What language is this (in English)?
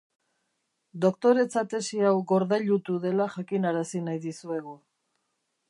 Basque